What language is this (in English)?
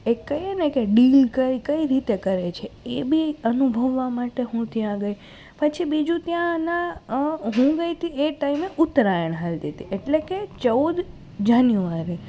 Gujarati